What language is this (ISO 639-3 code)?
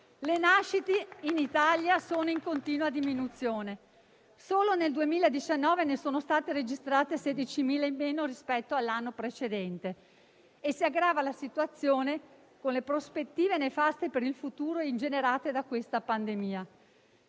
ita